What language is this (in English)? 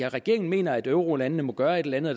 Danish